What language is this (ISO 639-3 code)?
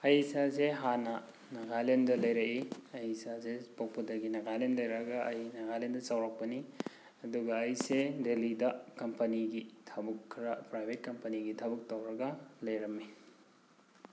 mni